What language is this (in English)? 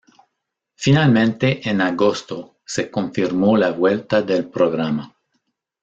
Spanish